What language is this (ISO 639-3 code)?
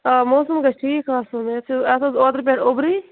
kas